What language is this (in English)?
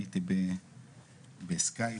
Hebrew